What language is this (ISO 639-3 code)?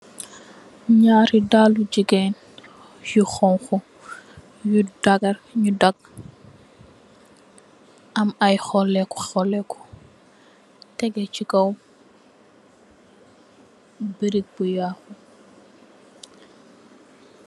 wol